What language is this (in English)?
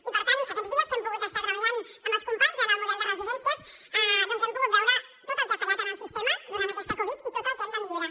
Catalan